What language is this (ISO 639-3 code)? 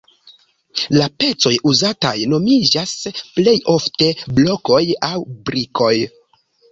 epo